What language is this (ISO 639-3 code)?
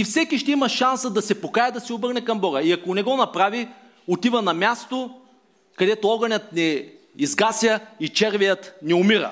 bul